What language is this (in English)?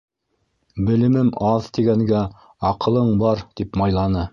Bashkir